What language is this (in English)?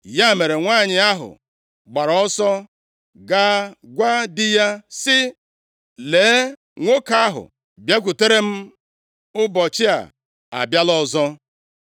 Igbo